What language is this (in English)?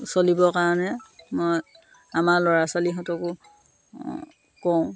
Assamese